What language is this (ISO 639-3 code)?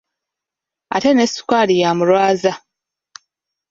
lug